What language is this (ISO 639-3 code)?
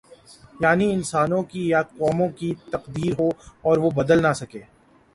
urd